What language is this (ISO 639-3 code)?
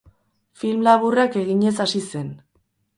eus